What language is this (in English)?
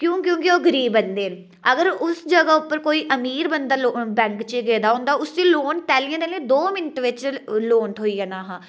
Dogri